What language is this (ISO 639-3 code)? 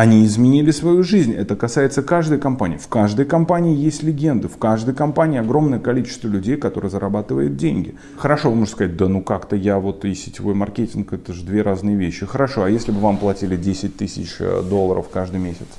rus